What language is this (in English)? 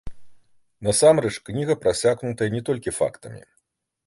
Belarusian